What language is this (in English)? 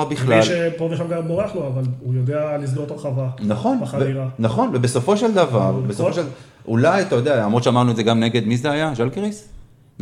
Hebrew